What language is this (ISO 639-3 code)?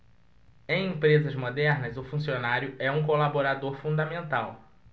por